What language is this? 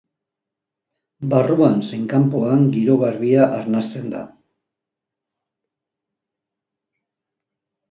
Basque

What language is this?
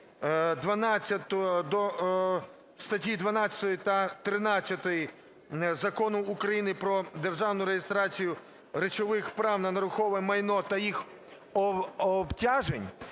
Ukrainian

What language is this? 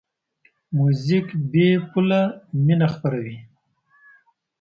Pashto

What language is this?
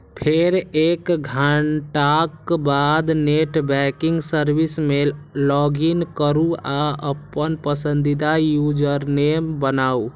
Maithili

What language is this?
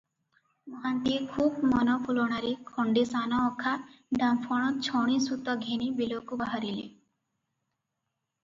Odia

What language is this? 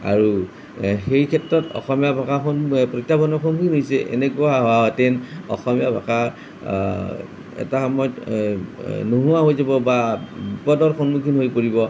Assamese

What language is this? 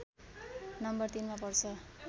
Nepali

